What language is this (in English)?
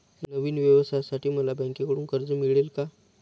Marathi